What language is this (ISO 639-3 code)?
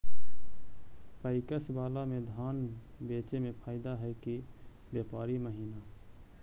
mag